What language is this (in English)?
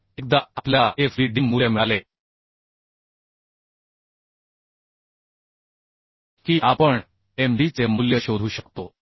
Marathi